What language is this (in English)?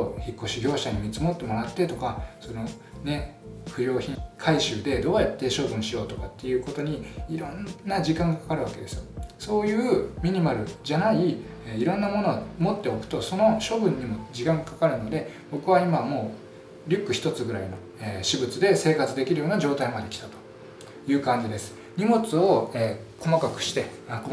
Japanese